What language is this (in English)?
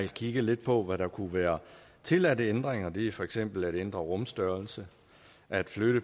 Danish